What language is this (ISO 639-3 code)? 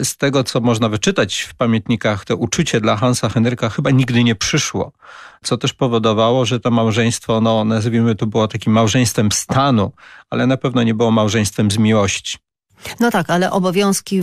pol